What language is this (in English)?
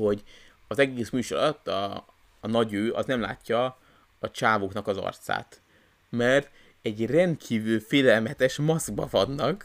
Hungarian